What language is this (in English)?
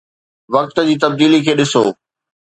Sindhi